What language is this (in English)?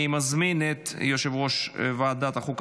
Hebrew